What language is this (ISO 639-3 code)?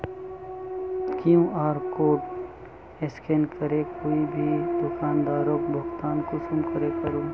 mag